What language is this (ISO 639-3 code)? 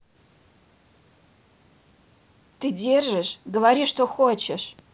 rus